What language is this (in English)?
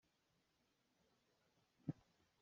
Hakha Chin